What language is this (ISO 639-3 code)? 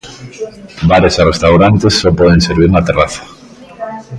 glg